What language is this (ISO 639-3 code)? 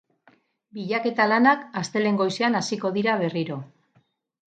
eus